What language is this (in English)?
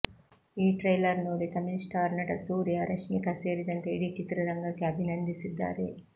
Kannada